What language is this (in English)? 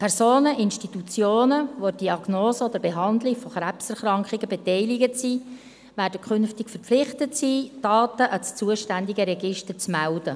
Swiss German